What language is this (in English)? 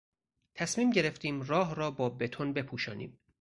Persian